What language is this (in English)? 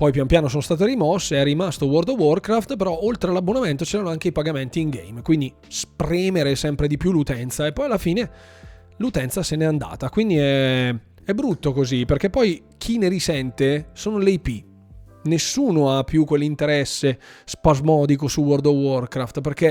Italian